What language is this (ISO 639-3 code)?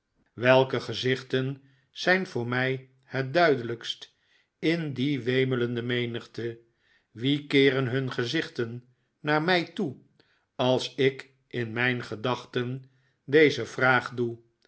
nld